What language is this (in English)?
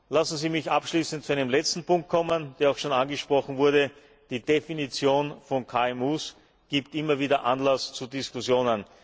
German